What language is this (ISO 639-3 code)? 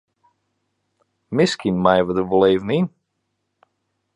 fry